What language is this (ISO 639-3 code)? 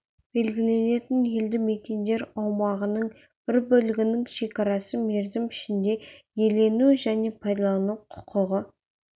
kaz